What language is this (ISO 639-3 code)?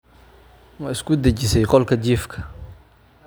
som